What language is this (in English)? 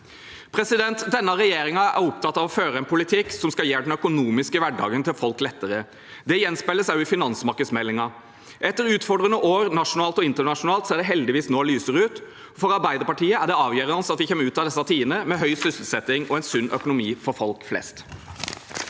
Norwegian